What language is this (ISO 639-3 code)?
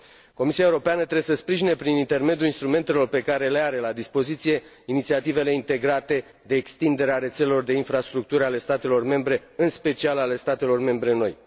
ron